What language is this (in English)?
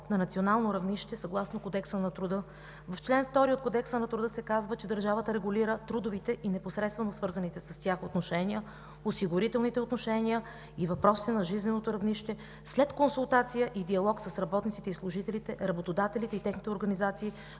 Bulgarian